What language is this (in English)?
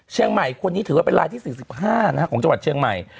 Thai